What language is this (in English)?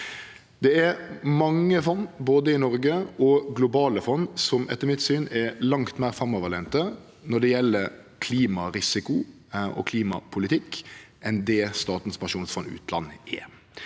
Norwegian